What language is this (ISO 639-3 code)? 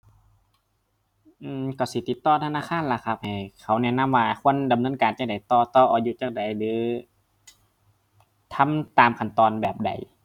tha